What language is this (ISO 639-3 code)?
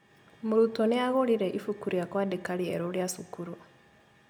kik